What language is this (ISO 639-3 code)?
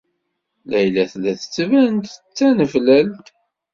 kab